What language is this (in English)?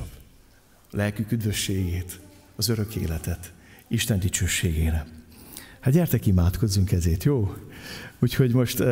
Hungarian